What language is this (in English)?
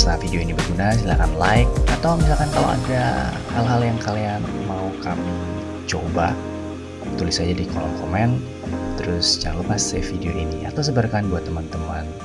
Indonesian